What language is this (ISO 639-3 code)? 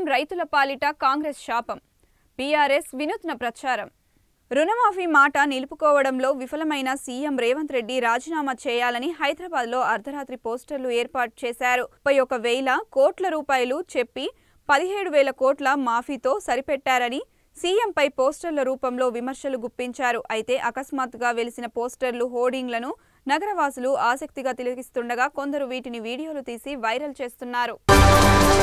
tel